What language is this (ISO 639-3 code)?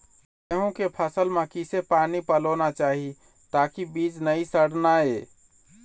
hne